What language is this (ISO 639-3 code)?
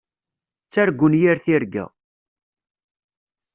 kab